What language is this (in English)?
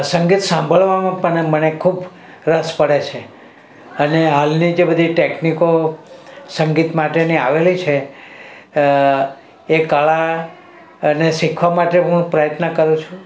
Gujarati